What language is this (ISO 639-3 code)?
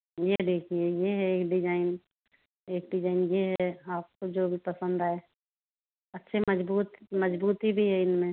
hin